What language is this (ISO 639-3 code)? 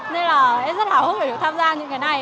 vie